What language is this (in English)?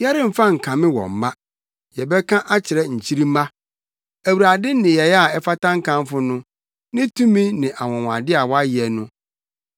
Akan